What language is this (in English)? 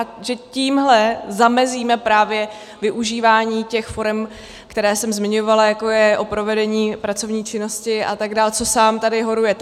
Czech